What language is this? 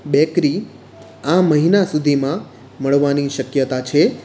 Gujarati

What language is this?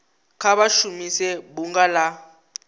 Venda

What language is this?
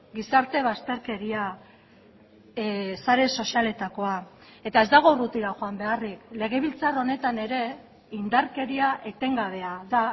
Basque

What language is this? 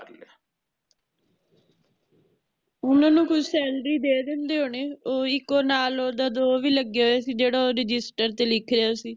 Punjabi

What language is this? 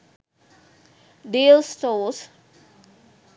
Sinhala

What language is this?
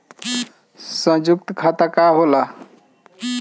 Bhojpuri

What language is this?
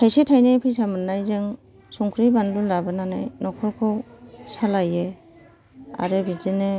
Bodo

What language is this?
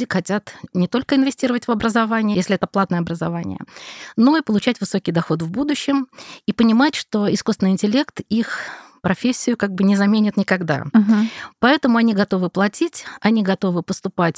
Russian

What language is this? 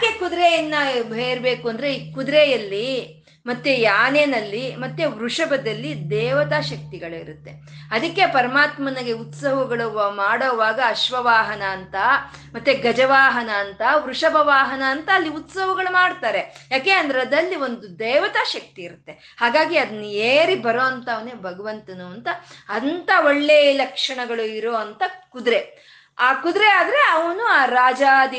Kannada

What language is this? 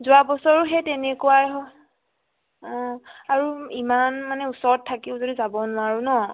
Assamese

